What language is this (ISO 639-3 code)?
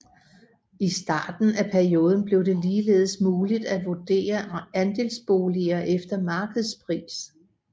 dan